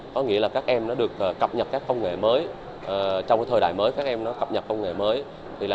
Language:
Vietnamese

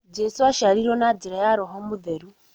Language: Kikuyu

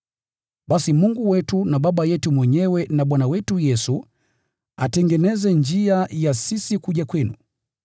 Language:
Swahili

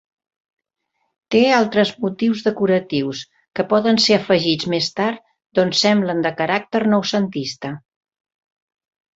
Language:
Catalan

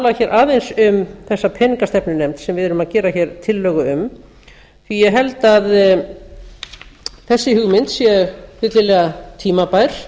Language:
Icelandic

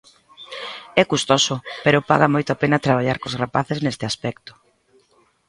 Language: Galician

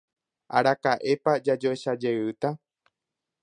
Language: Guarani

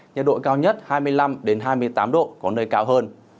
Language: Vietnamese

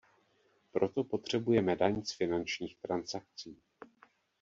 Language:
Czech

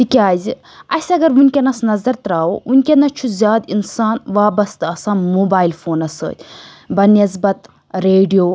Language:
Kashmiri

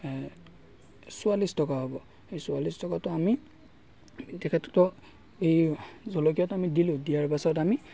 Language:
Assamese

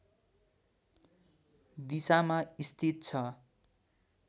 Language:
Nepali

